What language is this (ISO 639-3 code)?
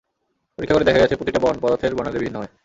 ben